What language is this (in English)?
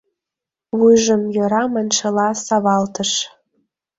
Mari